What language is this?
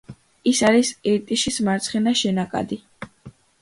Georgian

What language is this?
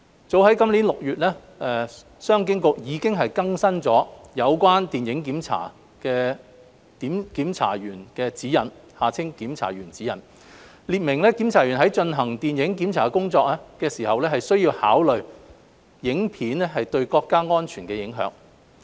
Cantonese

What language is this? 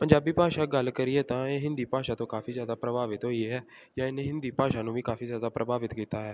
Punjabi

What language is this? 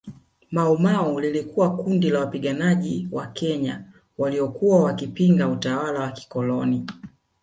Swahili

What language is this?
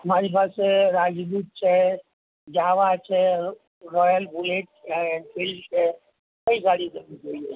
Gujarati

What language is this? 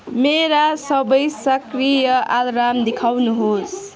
Nepali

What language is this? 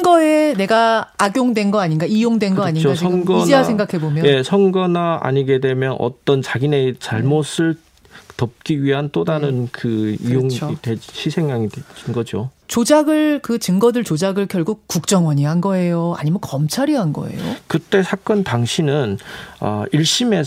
Korean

